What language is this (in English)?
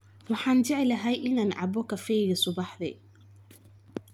Somali